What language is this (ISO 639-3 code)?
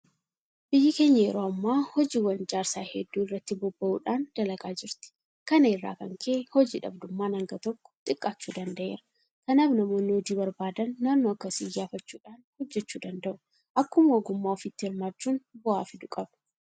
orm